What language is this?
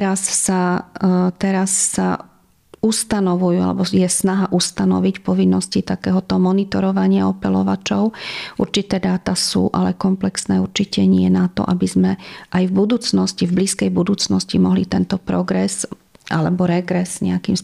Slovak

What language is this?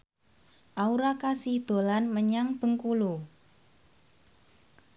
Javanese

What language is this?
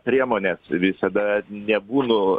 Lithuanian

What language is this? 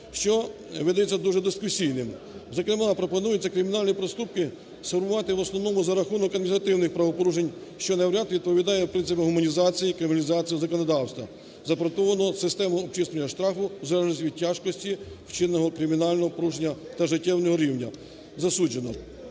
Ukrainian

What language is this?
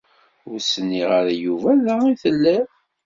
Kabyle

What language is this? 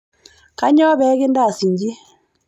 Masai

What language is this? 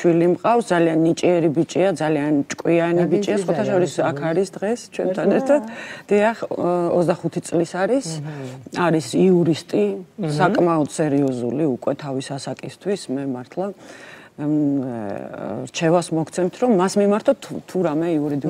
Arabic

